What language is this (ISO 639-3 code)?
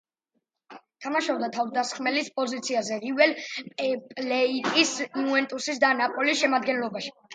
kat